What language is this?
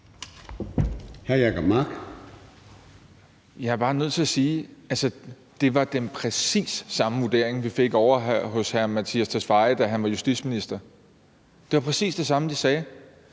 Danish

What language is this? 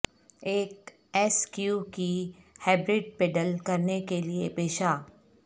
Urdu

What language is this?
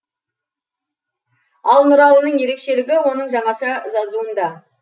Kazakh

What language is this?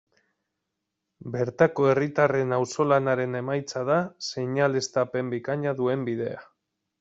Basque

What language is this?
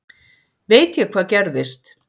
Icelandic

